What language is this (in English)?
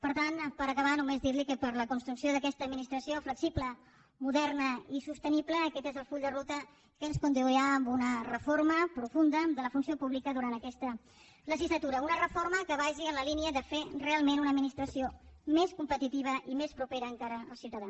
Catalan